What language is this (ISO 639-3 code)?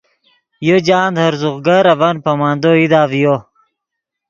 ydg